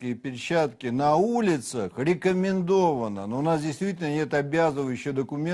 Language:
Russian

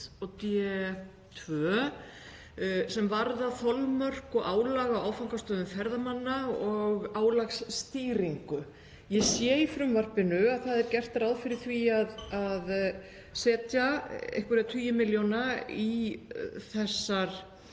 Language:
Icelandic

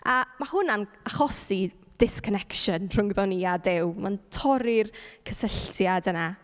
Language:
Welsh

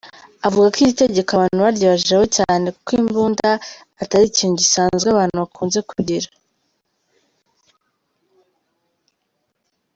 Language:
Kinyarwanda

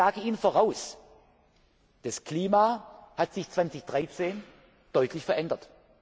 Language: German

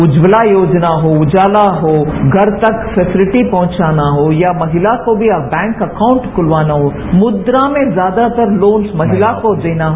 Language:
Hindi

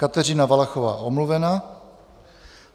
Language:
Czech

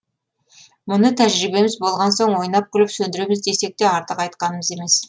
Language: Kazakh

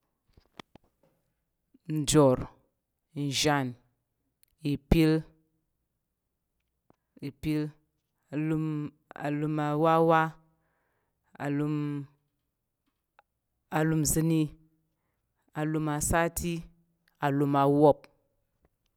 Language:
Tarok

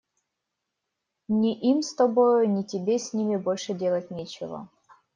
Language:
Russian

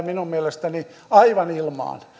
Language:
Finnish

